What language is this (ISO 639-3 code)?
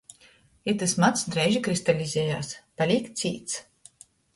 ltg